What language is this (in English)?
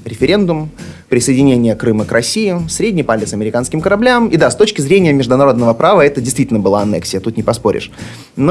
Russian